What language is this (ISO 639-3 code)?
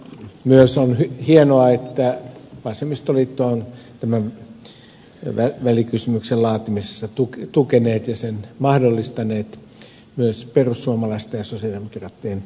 fin